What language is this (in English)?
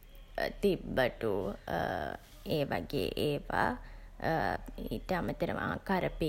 Sinhala